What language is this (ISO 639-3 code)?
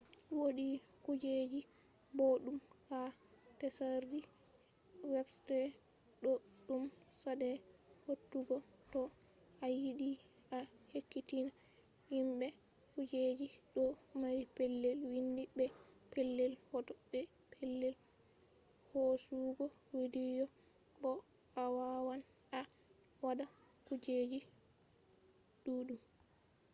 ful